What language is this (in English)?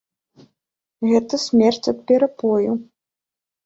Belarusian